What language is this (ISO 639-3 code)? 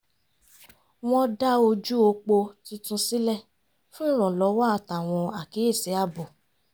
yor